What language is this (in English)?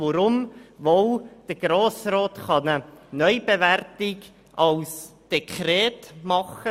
Swiss German